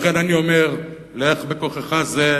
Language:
Hebrew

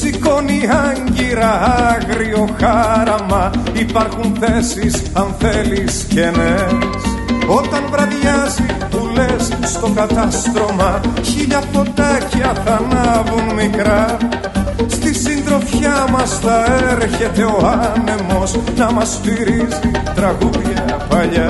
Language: Greek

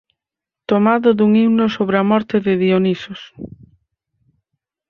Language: Galician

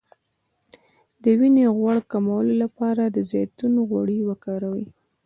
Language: Pashto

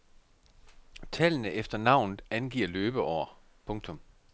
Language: Danish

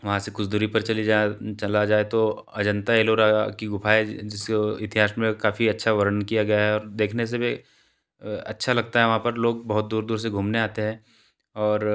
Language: Hindi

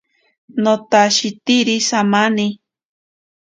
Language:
Ashéninka Perené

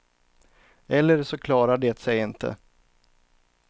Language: Swedish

